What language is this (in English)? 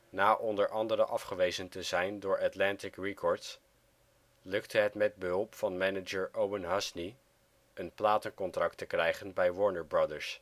Dutch